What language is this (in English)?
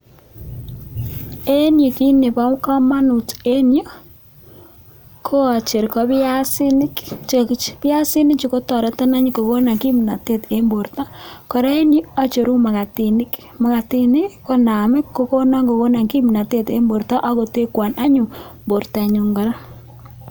Kalenjin